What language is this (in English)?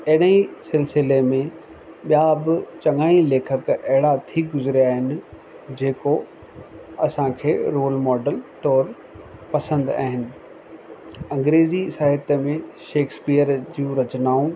Sindhi